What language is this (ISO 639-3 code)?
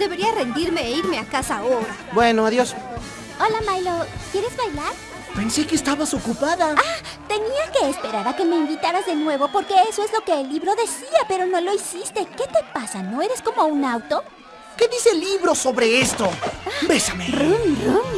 spa